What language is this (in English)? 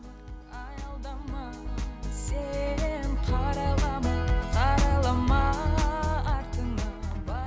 Kazakh